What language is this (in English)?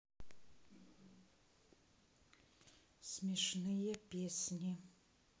Russian